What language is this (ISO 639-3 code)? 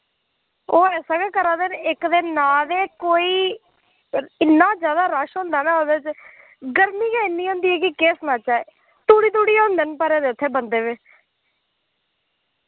doi